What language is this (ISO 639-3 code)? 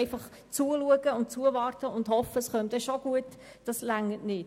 gsw